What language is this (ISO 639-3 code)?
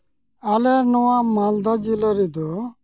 sat